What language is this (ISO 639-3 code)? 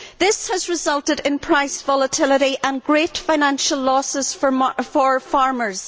eng